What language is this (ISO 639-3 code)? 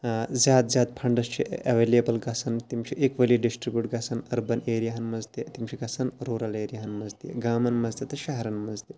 kas